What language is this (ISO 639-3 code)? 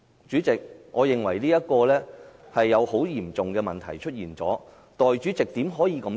yue